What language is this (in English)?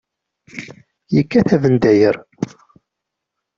Kabyle